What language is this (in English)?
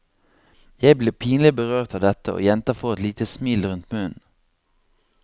Norwegian